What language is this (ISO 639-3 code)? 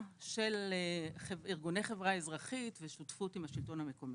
heb